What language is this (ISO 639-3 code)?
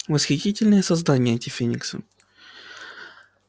rus